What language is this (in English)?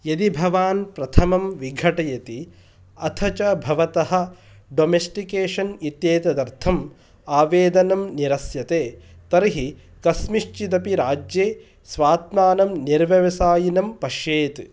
Sanskrit